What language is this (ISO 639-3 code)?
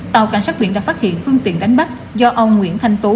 vie